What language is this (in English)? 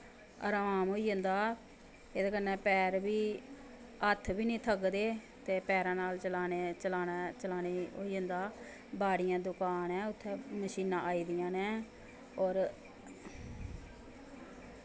Dogri